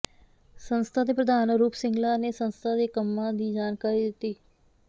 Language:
Punjabi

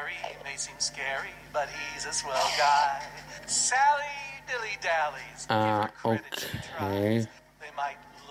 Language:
German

